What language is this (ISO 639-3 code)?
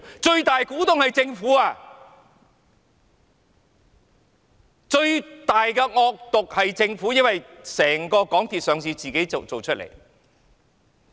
yue